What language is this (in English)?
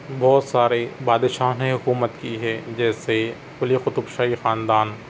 Urdu